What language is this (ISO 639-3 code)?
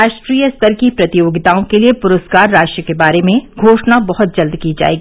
hin